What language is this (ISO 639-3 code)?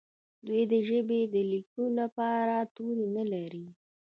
pus